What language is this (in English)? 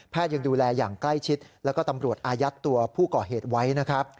Thai